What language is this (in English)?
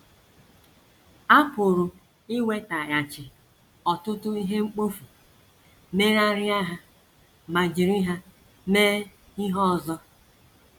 Igbo